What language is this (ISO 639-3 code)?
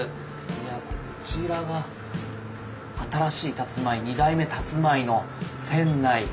jpn